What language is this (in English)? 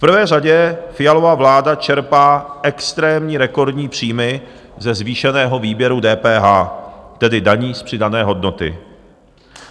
Czech